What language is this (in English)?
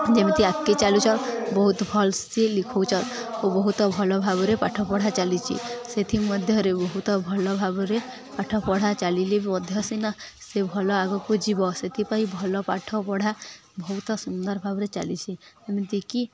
Odia